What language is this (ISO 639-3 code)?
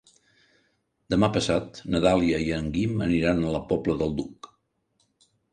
cat